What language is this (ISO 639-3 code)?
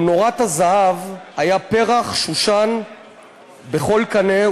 heb